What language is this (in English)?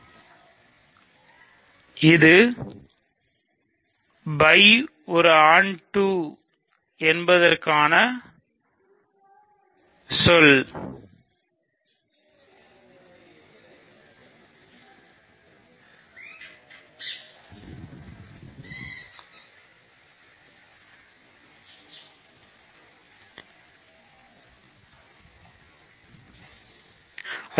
Tamil